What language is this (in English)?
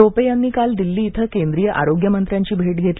Marathi